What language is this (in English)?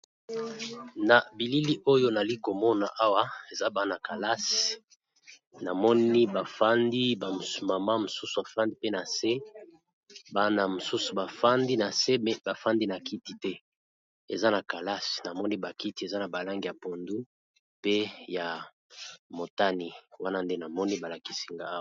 Lingala